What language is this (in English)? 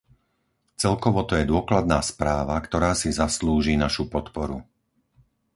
Slovak